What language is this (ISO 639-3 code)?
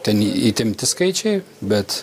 lit